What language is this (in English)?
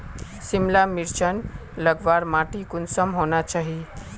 Magahi